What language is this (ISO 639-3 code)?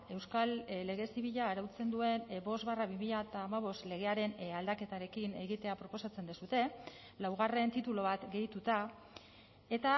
eus